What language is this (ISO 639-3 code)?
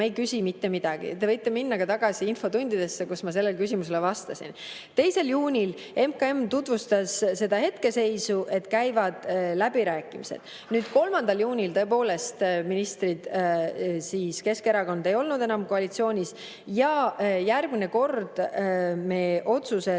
est